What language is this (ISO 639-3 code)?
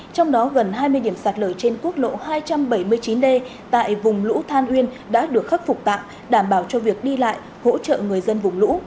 vie